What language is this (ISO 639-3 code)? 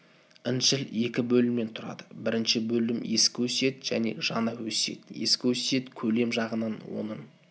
kaz